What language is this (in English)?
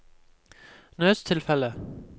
Norwegian